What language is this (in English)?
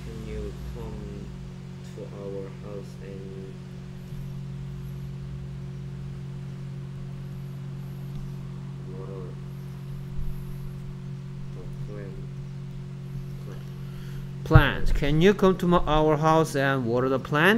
Korean